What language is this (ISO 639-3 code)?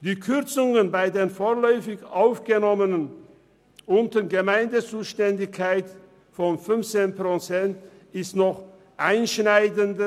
gsw